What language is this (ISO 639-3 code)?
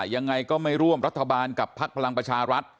tha